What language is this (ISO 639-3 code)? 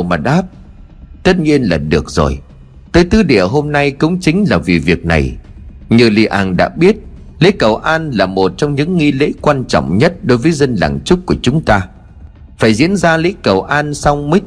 vie